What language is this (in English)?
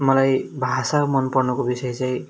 Nepali